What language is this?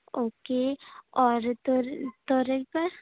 Urdu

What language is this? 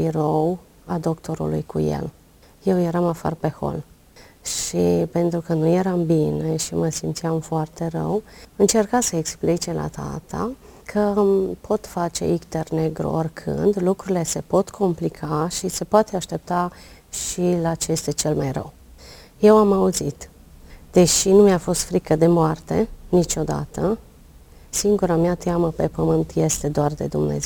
Romanian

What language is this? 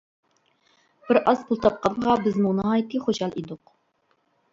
Uyghur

